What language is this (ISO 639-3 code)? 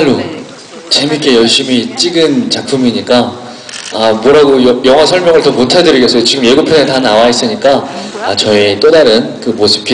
kor